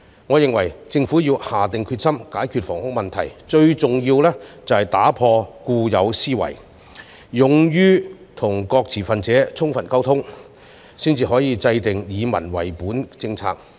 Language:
Cantonese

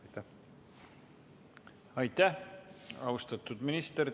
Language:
Estonian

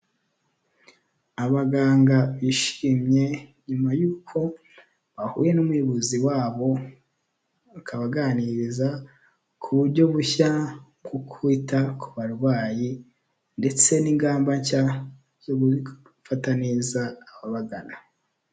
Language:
Kinyarwanda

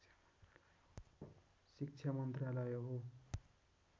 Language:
Nepali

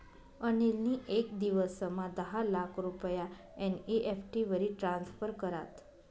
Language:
Marathi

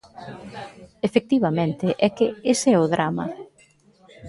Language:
Galician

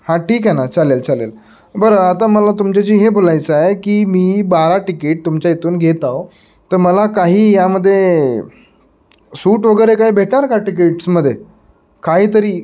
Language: Marathi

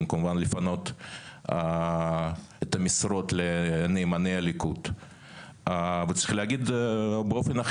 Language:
Hebrew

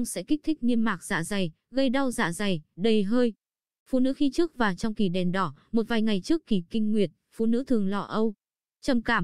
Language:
Vietnamese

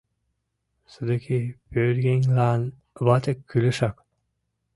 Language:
Mari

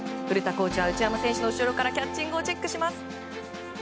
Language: Japanese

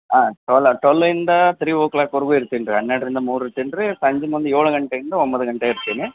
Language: Kannada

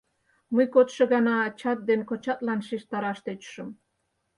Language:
Mari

